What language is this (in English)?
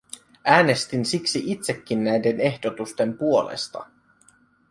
Finnish